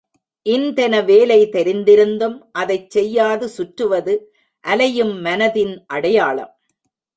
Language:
Tamil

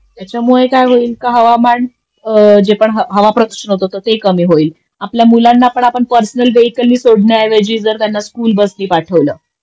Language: Marathi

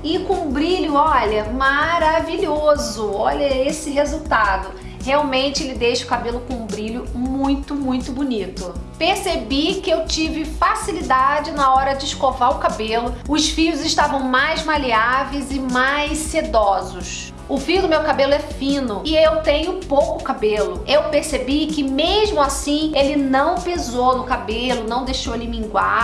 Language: Portuguese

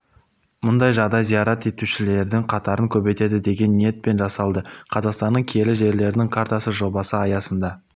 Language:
Kazakh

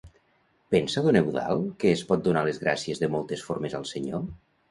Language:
Catalan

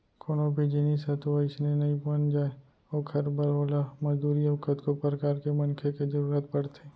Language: Chhattisgarhi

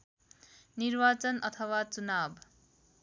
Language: Nepali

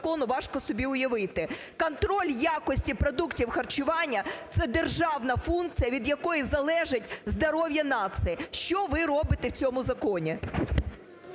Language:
Ukrainian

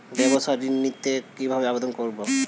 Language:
Bangla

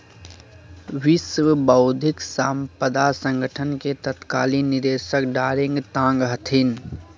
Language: Magahi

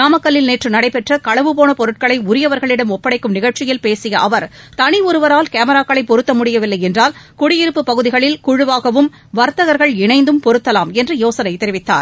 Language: Tamil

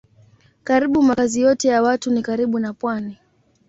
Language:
Swahili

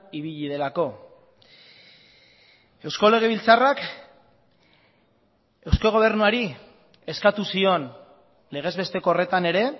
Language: Basque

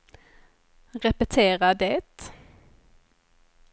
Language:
Swedish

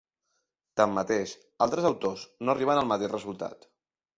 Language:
Catalan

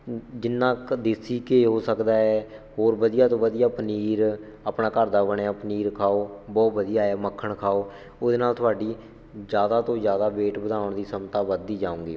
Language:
Punjabi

